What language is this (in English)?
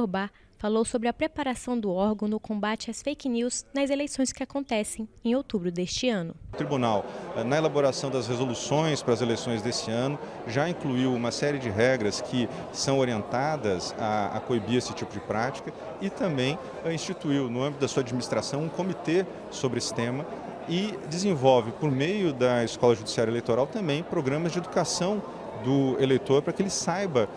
Portuguese